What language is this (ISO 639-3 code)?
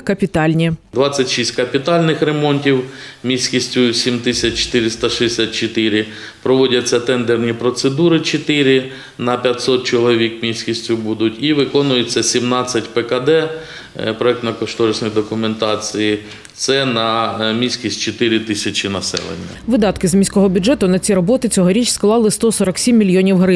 ukr